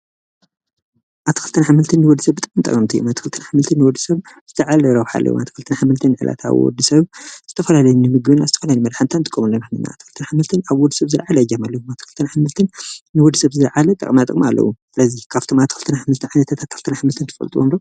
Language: Tigrinya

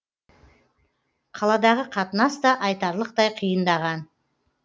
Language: Kazakh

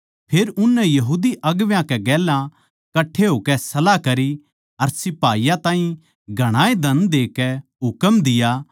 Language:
Haryanvi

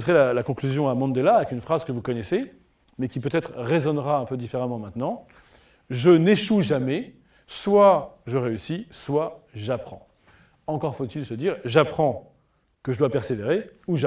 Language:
French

